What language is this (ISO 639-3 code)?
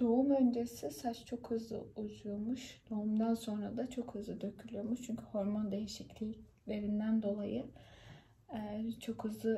tur